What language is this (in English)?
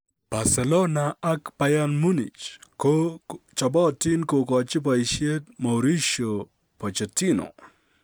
Kalenjin